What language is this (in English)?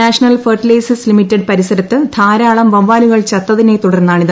Malayalam